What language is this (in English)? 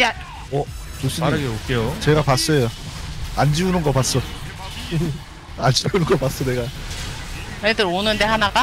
Korean